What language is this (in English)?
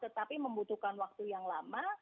Indonesian